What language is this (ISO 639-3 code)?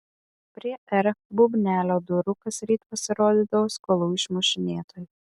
lit